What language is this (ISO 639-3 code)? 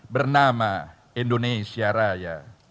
ind